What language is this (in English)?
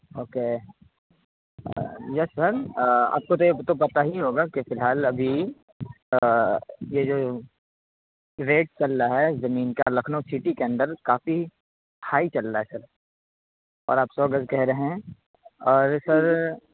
Urdu